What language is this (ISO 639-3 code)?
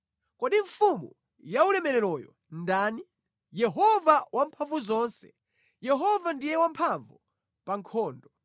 nya